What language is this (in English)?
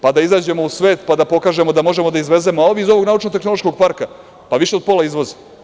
Serbian